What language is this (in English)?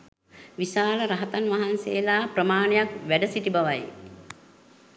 Sinhala